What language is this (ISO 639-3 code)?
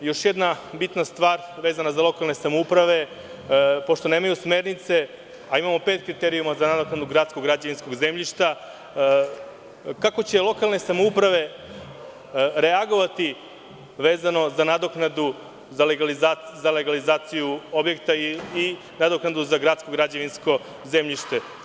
srp